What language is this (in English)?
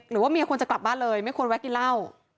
Thai